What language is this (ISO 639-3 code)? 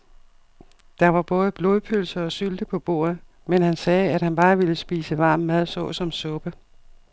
dan